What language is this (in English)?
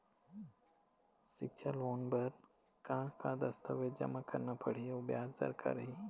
Chhattisgarhi